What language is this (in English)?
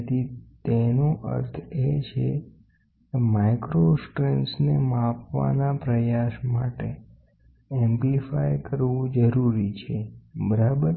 Gujarati